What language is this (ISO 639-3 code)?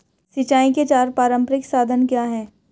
hin